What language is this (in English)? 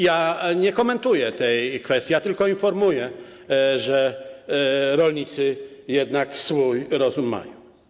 Polish